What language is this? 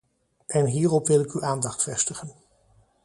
Dutch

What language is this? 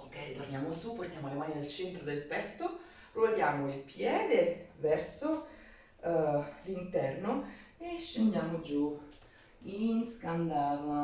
Italian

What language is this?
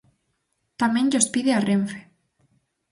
Galician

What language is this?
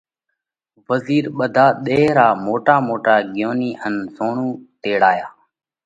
Parkari Koli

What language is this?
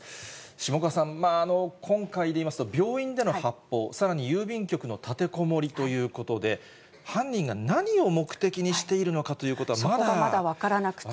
Japanese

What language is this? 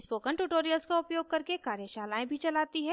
Hindi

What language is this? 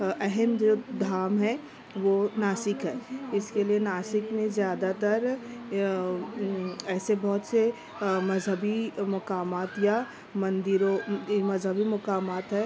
Urdu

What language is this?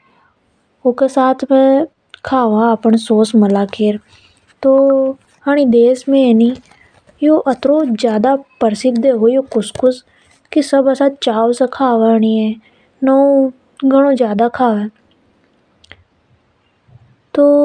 Hadothi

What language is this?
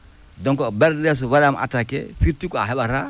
Fula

